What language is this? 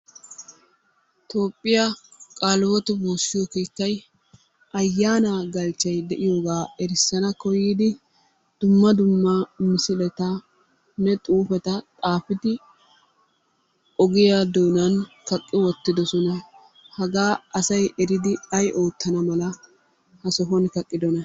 Wolaytta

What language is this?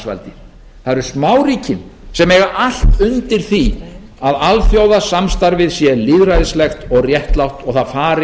Icelandic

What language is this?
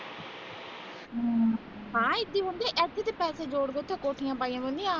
Punjabi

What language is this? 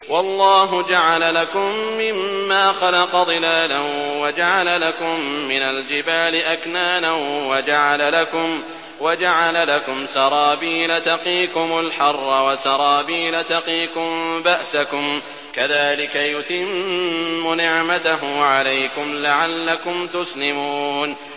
Arabic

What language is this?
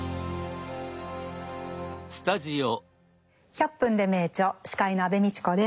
Japanese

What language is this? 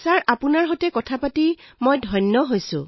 Assamese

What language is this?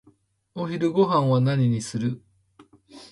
Japanese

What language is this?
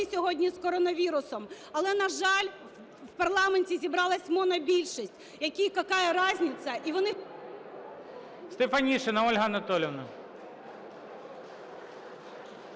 Ukrainian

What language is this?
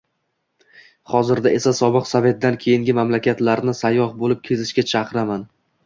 Uzbek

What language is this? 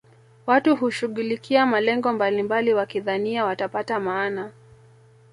Swahili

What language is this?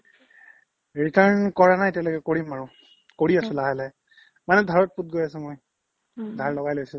Assamese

